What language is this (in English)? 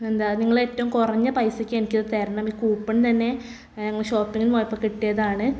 Malayalam